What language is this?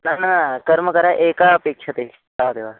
Sanskrit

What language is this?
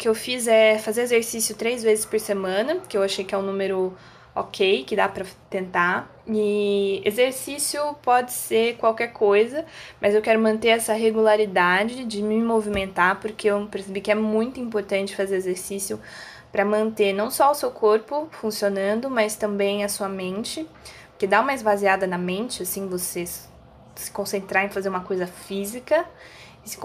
Portuguese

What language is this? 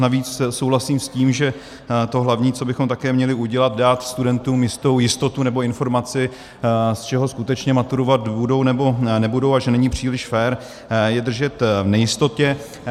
Czech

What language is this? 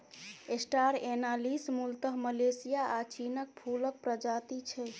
Maithili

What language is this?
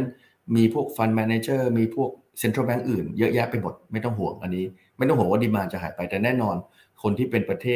Thai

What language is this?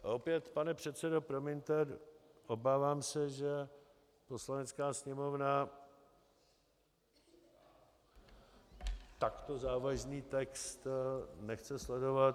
Czech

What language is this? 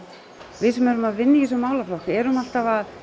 Icelandic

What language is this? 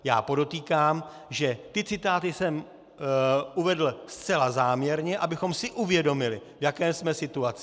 Czech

